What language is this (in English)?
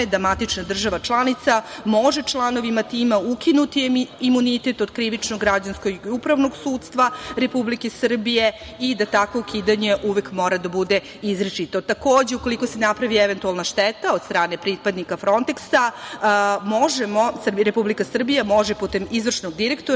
Serbian